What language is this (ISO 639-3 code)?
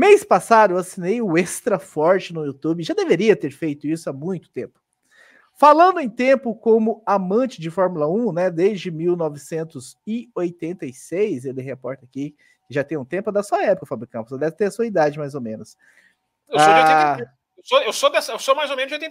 por